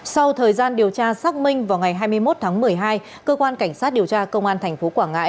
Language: Vietnamese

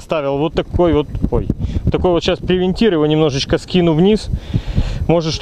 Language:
Russian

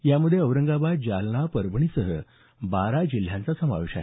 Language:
Marathi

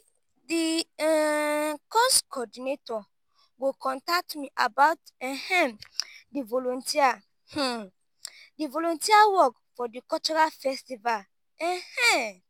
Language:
Nigerian Pidgin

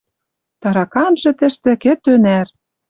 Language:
Western Mari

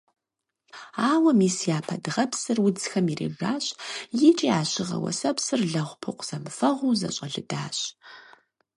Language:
Kabardian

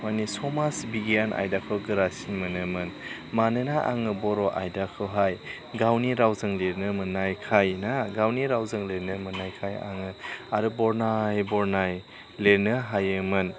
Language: Bodo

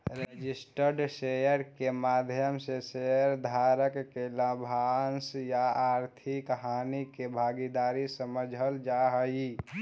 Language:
Magahi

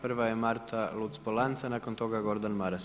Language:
Croatian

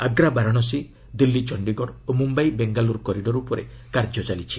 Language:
Odia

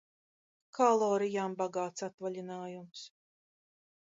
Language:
Latvian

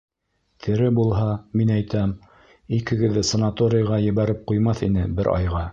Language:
Bashkir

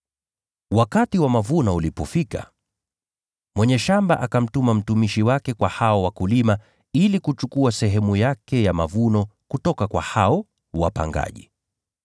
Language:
Swahili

